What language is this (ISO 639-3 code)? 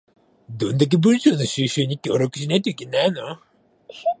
jpn